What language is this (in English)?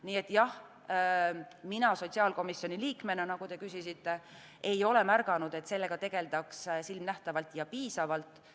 Estonian